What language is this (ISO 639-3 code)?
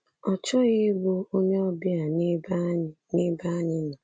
ibo